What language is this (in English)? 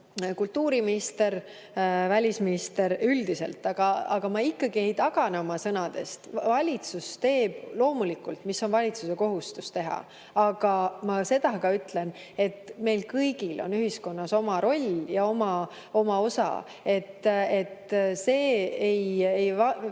Estonian